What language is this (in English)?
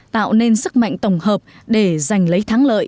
Vietnamese